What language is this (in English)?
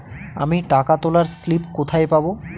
Bangla